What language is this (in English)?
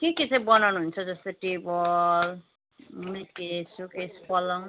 Nepali